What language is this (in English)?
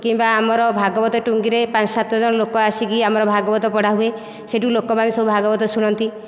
Odia